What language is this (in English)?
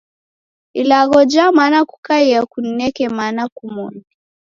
Taita